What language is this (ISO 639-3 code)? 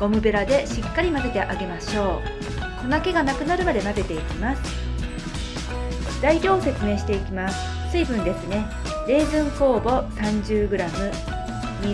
jpn